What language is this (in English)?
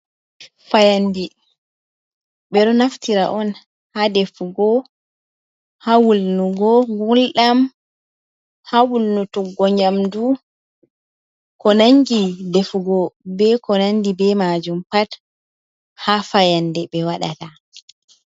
Fula